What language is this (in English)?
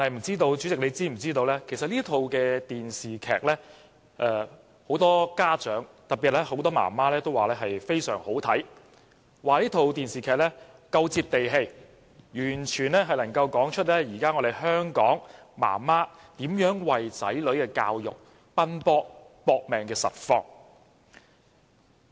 Cantonese